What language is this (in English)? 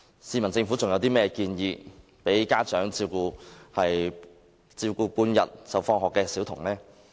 Cantonese